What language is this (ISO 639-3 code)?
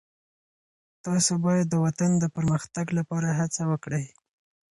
pus